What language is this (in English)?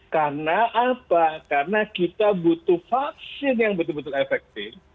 Indonesian